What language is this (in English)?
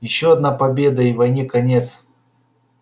Russian